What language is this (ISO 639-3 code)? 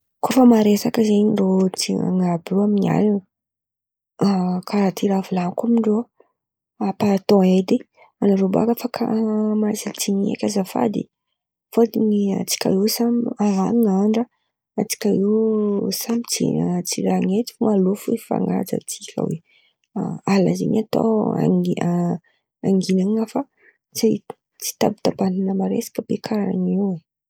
xmv